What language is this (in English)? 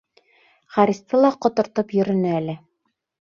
Bashkir